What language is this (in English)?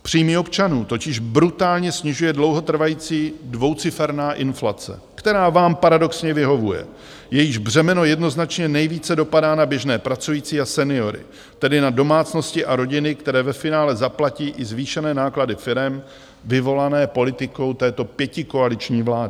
Czech